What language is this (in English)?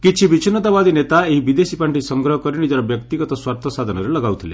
Odia